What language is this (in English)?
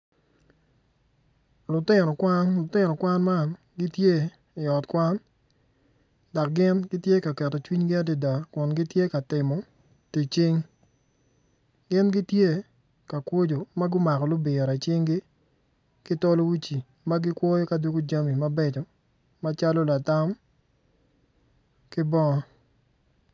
Acoli